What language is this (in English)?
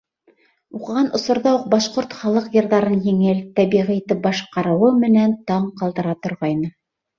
Bashkir